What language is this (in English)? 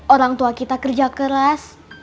Indonesian